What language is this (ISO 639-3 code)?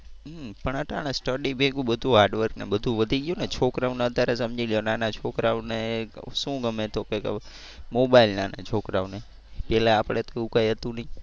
guj